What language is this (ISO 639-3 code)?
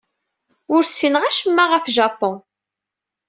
kab